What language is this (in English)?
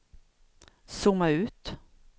Swedish